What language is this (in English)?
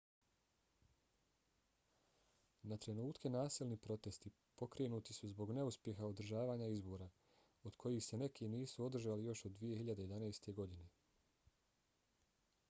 Bosnian